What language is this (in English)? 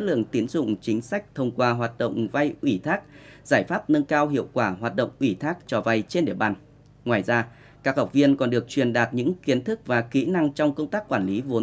Vietnamese